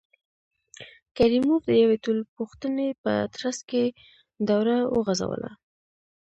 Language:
Pashto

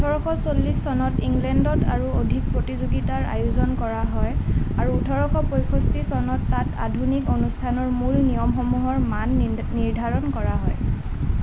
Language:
Assamese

